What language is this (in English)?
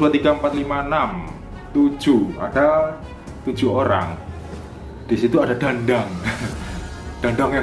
Indonesian